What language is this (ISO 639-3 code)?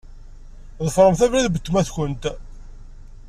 kab